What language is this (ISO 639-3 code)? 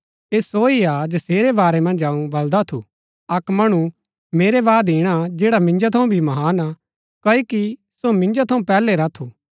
gbk